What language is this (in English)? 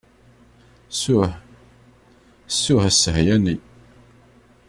Kabyle